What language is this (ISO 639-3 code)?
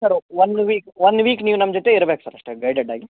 kan